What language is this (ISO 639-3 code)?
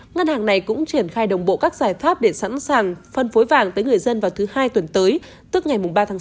vie